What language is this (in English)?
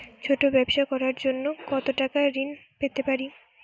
Bangla